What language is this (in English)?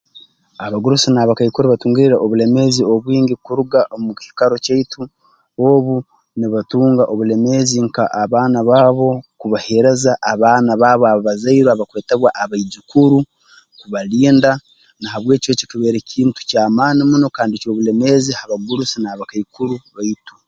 Tooro